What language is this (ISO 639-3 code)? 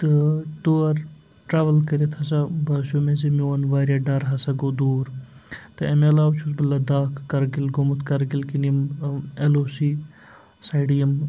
kas